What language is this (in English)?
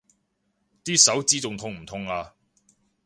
Cantonese